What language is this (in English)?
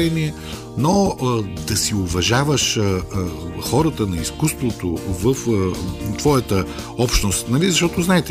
Bulgarian